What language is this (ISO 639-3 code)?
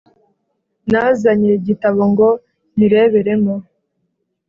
kin